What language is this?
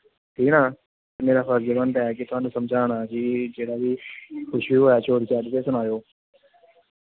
Dogri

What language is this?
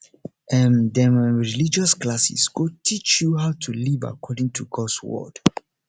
Nigerian Pidgin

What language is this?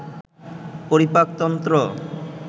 Bangla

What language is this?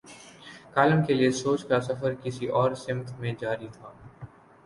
Urdu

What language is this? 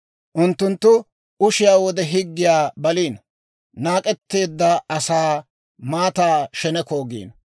Dawro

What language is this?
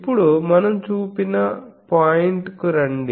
Telugu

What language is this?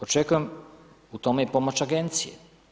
Croatian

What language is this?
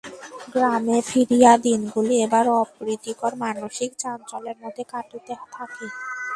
Bangla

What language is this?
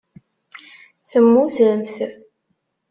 Kabyle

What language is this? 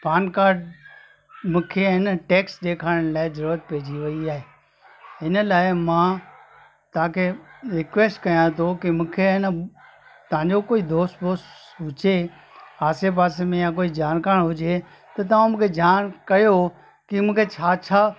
Sindhi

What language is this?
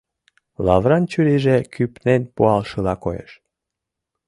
Mari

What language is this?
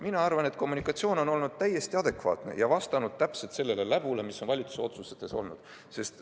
Estonian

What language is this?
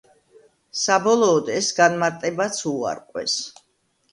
Georgian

